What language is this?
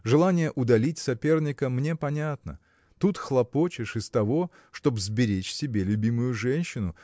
Russian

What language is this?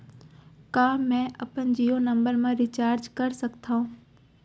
Chhattisgarhi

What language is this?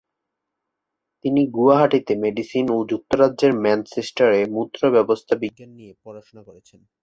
Bangla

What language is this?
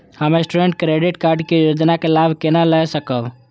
Maithili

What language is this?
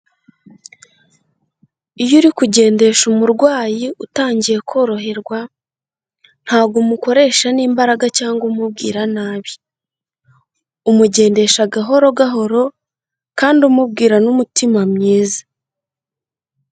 Kinyarwanda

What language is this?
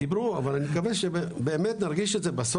Hebrew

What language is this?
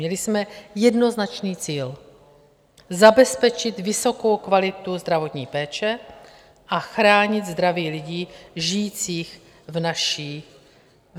Czech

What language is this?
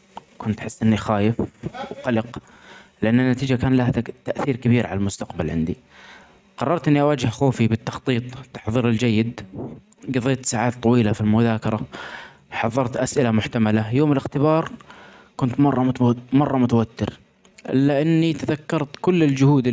Omani Arabic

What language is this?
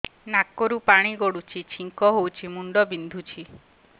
Odia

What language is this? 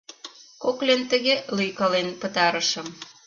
Mari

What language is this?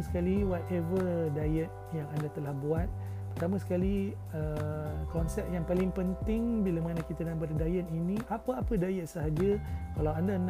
Malay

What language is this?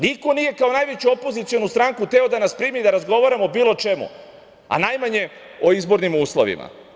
Serbian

